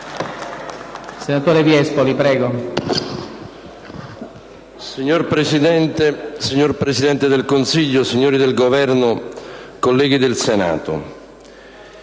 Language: Italian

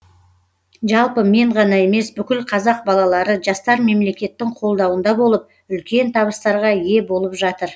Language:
Kazakh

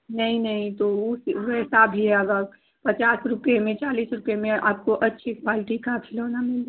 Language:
Hindi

